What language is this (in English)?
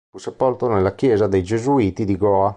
Italian